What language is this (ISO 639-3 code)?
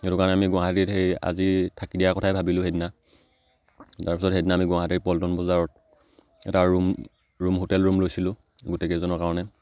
asm